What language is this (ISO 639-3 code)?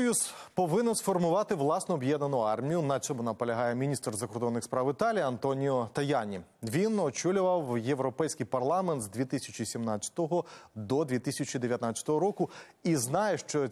ukr